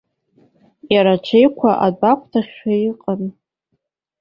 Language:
Abkhazian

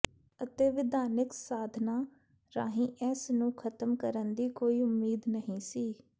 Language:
Punjabi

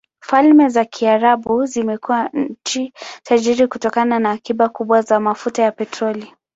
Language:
Swahili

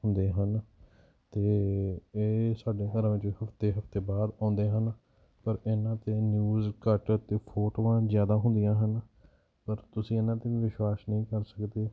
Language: Punjabi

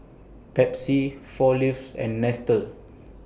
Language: English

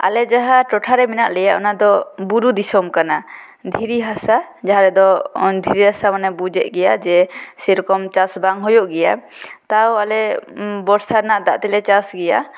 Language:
Santali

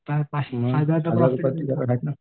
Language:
Marathi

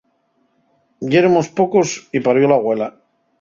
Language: Asturian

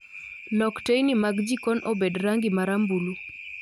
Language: Luo (Kenya and Tanzania)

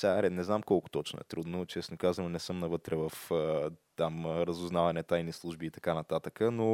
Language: Bulgarian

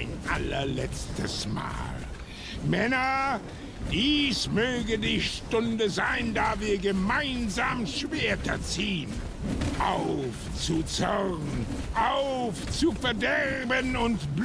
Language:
German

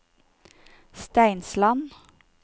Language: Norwegian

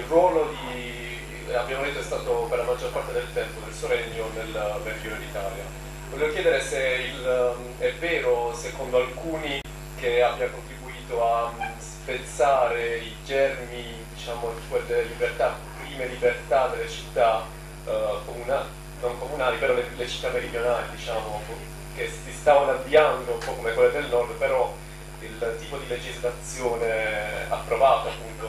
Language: Italian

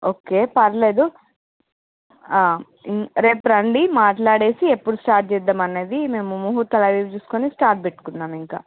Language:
Telugu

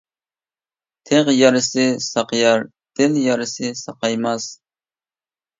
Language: Uyghur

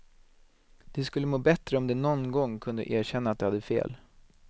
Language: Swedish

